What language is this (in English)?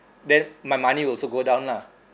English